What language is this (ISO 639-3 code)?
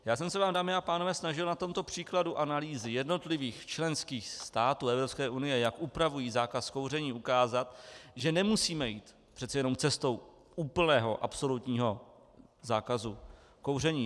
ces